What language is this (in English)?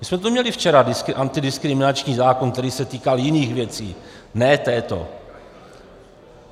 Czech